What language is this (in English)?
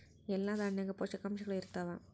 Kannada